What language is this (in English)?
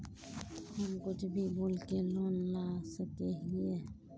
Magahi